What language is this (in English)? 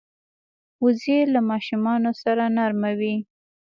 Pashto